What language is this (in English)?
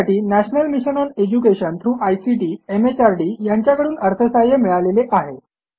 Marathi